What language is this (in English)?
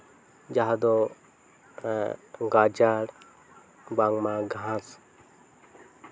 Santali